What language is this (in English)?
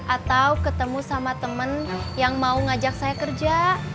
Indonesian